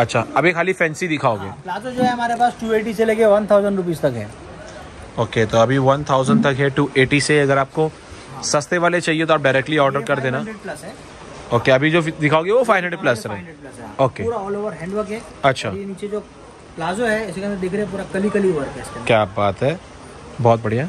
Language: Hindi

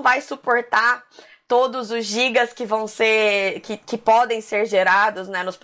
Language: Portuguese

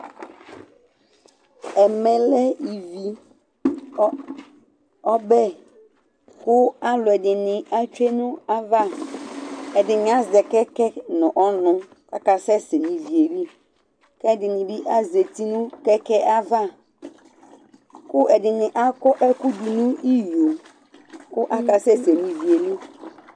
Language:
Ikposo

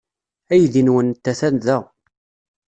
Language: Kabyle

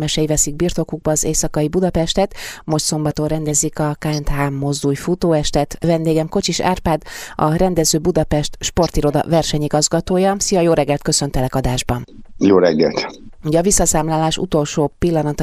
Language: Hungarian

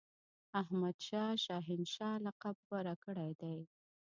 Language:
Pashto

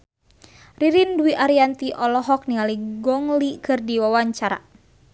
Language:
Sundanese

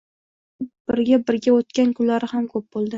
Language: Uzbek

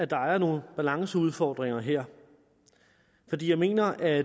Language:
Danish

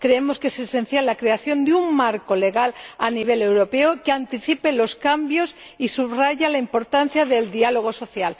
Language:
Spanish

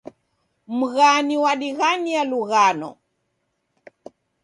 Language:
Taita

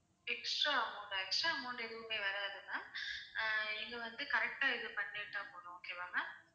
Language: Tamil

